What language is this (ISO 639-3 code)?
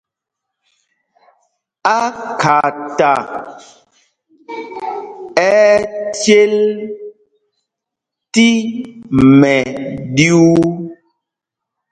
mgg